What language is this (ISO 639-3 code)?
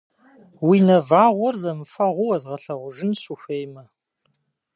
kbd